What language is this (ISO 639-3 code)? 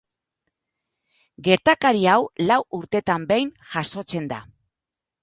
eus